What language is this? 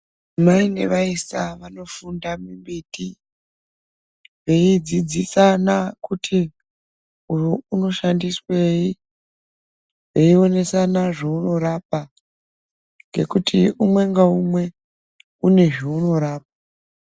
Ndau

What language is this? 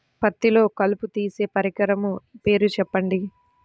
Telugu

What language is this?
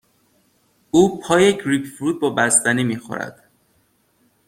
Persian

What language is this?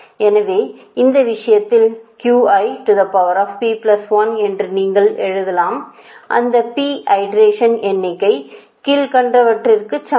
Tamil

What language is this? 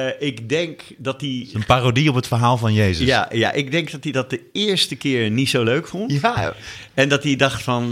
Dutch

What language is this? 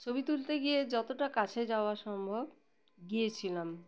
Bangla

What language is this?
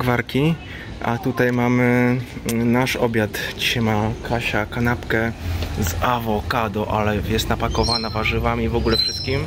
Polish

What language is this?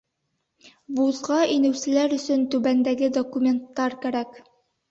Bashkir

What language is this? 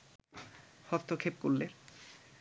Bangla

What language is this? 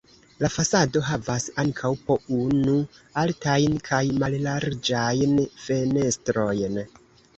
Esperanto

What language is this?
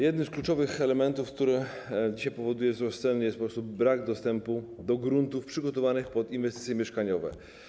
Polish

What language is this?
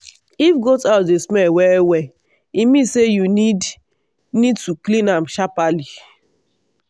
Nigerian Pidgin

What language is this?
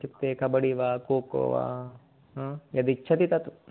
Sanskrit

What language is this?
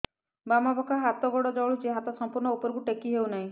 Odia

